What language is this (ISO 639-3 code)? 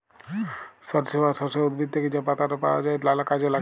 ben